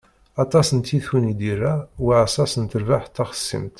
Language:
Kabyle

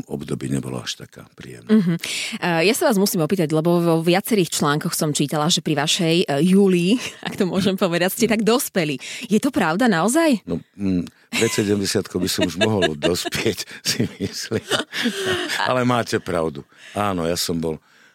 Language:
Slovak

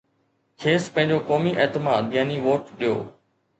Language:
Sindhi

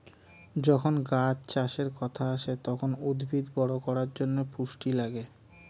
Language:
Bangla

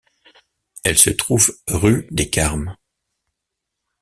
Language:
French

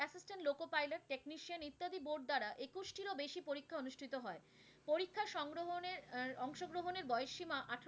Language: Bangla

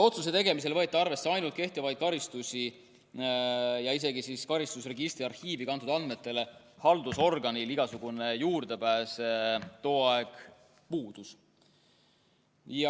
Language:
Estonian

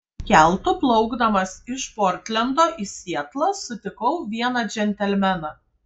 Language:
Lithuanian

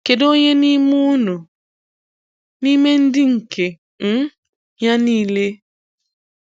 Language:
Igbo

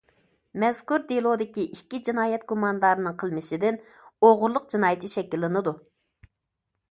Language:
Uyghur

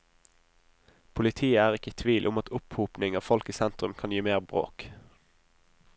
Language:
Norwegian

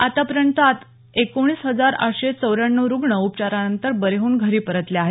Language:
Marathi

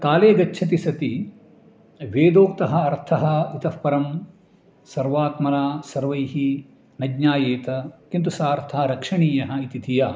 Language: Sanskrit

